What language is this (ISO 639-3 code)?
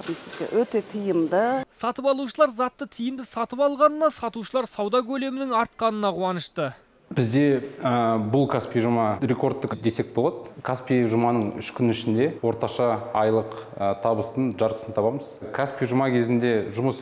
tur